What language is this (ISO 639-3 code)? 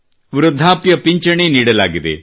kan